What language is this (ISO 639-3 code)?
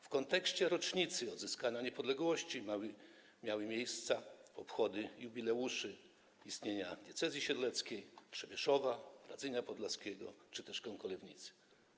pol